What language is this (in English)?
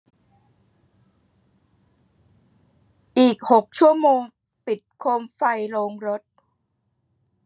Thai